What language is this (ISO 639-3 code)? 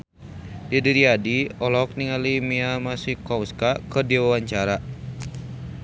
sun